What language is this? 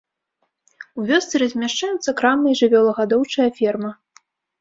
Belarusian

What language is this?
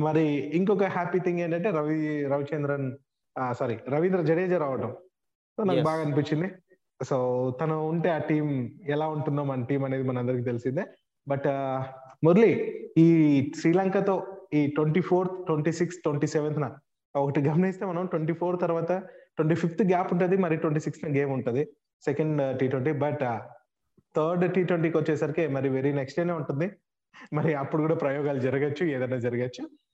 Telugu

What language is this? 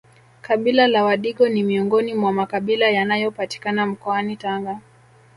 Swahili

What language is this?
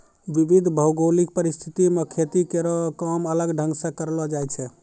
Maithili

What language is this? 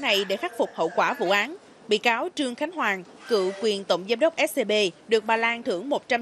Vietnamese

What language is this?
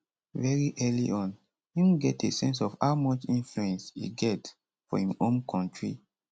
Nigerian Pidgin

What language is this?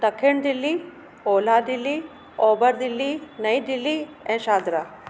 Sindhi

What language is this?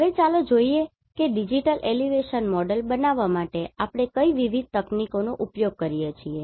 Gujarati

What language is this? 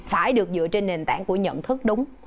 Vietnamese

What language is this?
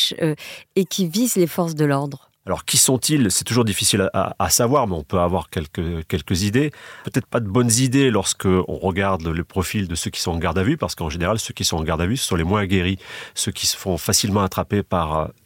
French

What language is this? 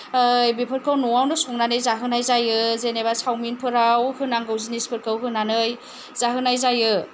Bodo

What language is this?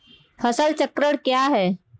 Hindi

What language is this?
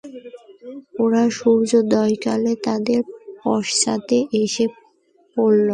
Bangla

